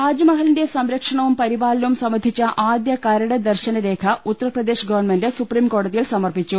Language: Malayalam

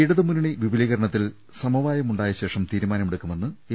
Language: Malayalam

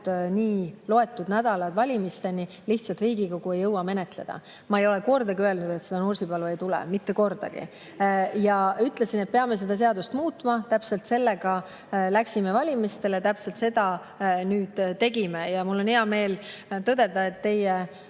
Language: Estonian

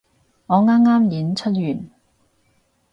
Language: Cantonese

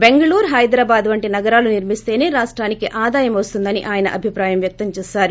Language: Telugu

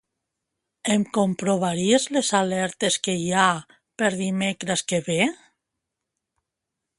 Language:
Catalan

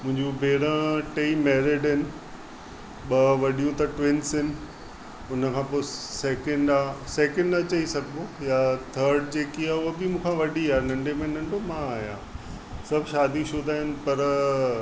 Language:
Sindhi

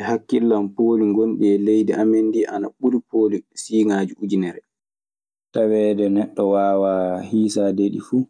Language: Maasina Fulfulde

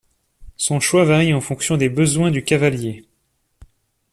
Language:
French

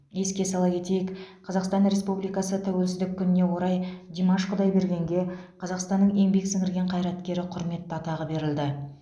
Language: Kazakh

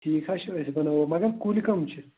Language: Kashmiri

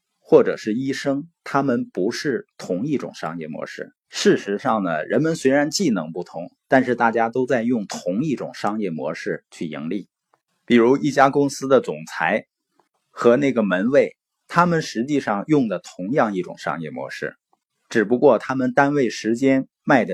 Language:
Chinese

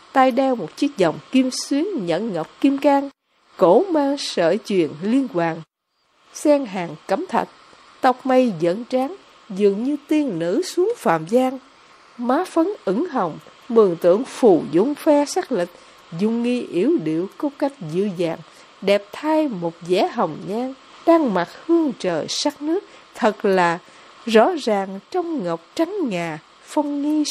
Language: Vietnamese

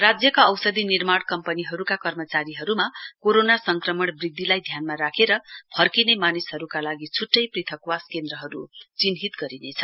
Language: Nepali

